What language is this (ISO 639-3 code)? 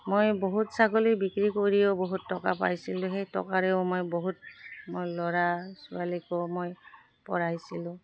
asm